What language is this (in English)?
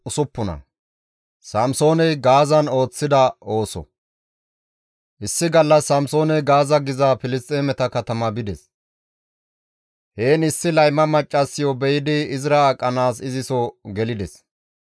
Gamo